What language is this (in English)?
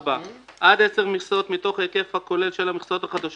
Hebrew